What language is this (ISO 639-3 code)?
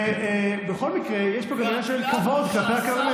heb